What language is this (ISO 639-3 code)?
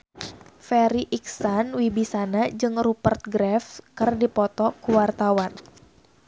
sun